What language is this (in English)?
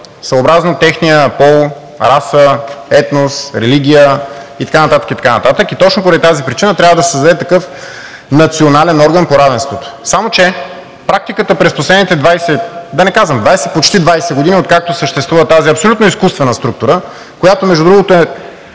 Bulgarian